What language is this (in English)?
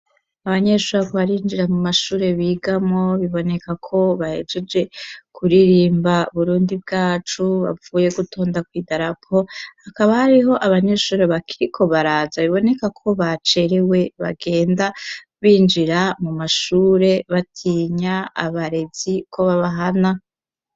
Rundi